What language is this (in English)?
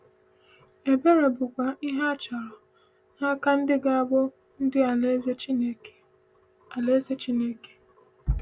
Igbo